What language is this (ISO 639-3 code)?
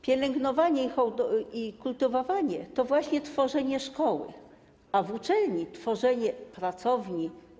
pol